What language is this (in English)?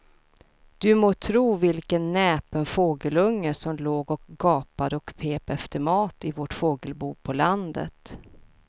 Swedish